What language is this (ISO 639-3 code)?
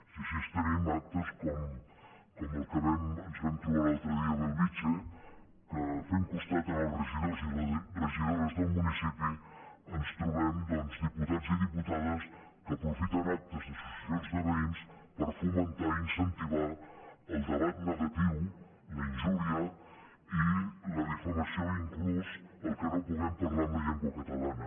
cat